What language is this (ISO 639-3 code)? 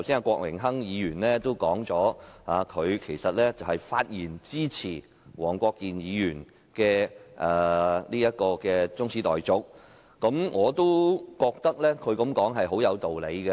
yue